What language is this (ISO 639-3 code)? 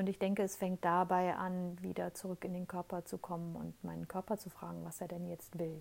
deu